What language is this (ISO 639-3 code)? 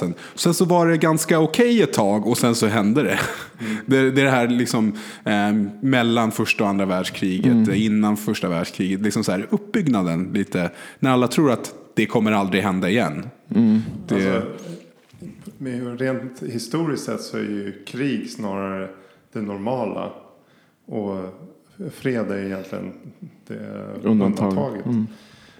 swe